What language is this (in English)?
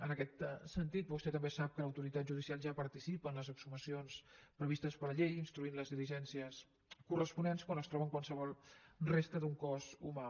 Catalan